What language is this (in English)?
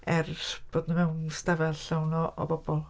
Welsh